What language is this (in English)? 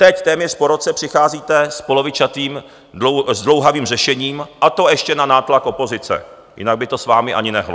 Czech